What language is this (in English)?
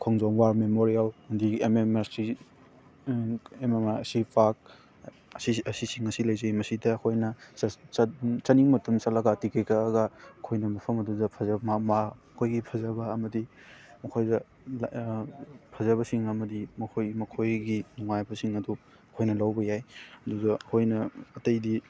Manipuri